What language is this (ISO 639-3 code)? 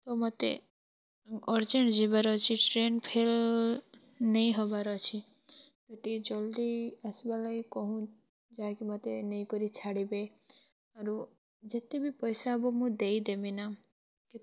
ori